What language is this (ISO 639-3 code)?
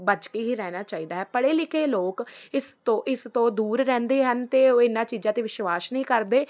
pan